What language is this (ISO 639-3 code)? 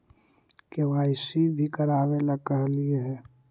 mag